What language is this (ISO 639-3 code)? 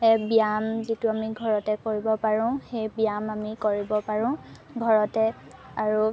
asm